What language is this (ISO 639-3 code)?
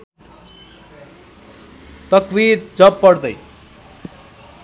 nep